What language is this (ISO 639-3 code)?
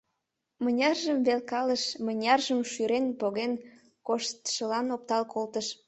chm